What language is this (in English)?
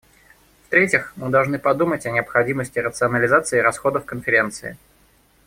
Russian